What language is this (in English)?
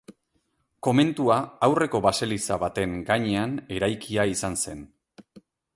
Basque